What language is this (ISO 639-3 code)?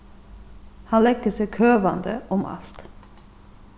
fao